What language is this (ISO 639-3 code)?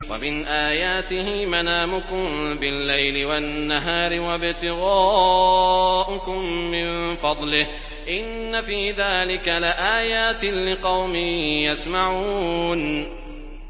ara